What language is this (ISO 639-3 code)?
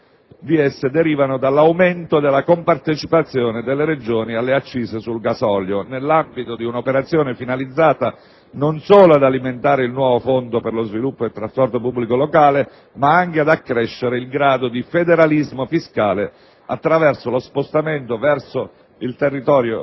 ita